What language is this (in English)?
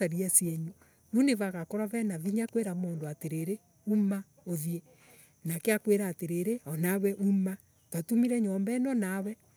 Embu